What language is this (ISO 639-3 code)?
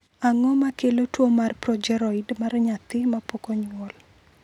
luo